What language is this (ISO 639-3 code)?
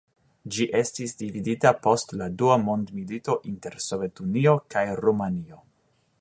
epo